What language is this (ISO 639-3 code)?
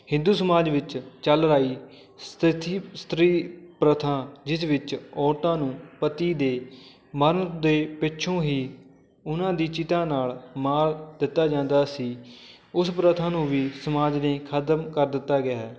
pan